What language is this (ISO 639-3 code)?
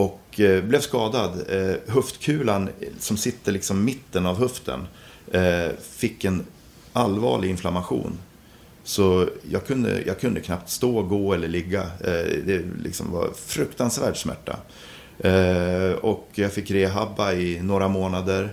swe